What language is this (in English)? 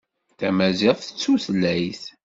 Kabyle